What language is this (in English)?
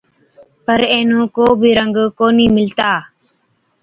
Od